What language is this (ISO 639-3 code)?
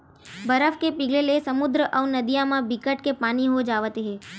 hne